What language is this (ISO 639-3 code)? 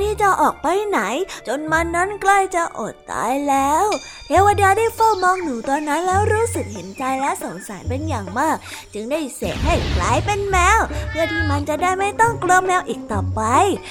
tha